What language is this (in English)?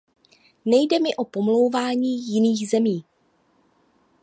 Czech